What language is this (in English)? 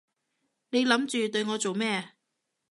Cantonese